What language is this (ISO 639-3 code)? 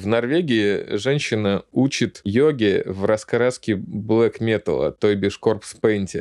rus